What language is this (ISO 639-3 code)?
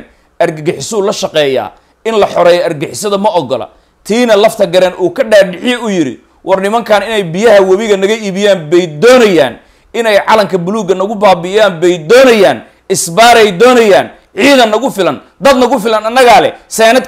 ara